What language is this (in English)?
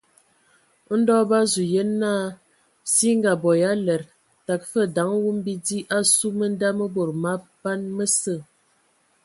Ewondo